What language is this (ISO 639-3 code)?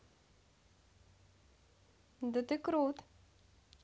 rus